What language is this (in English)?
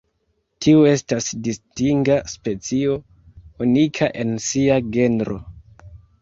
Esperanto